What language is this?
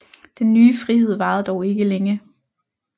Danish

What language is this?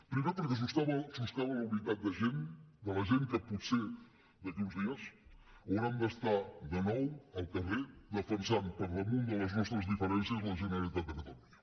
Catalan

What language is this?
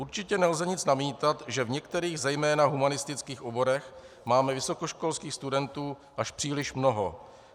Czech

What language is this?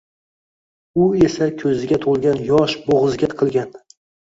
Uzbek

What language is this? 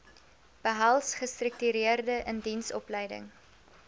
Afrikaans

